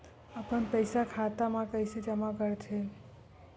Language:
Chhattisgarhi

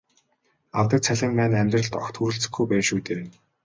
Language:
Mongolian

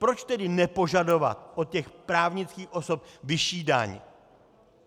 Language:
Czech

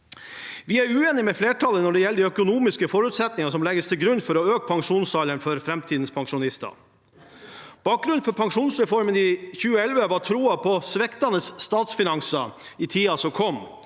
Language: Norwegian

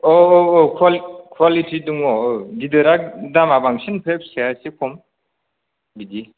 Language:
Bodo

